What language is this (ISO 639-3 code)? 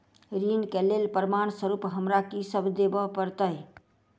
mai